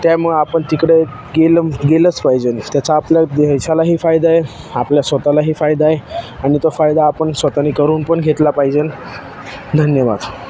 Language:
Marathi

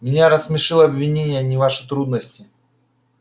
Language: Russian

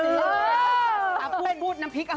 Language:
Thai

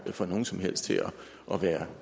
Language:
Danish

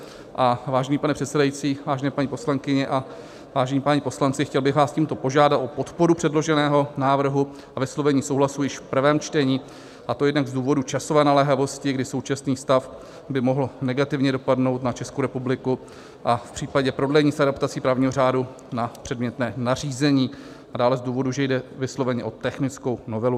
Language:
Czech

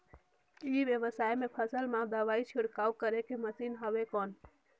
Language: Chhattisgarhi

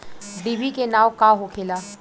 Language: Bhojpuri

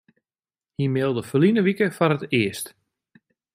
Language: Western Frisian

